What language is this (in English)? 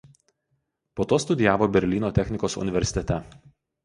Lithuanian